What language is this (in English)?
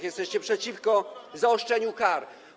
Polish